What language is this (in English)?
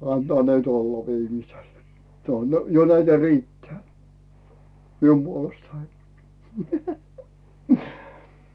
Finnish